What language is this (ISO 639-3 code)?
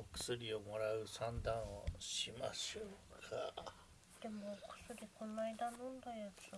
jpn